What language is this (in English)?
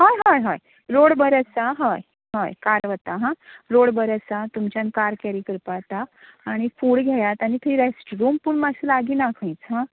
Konkani